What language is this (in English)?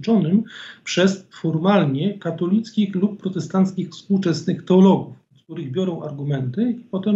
Polish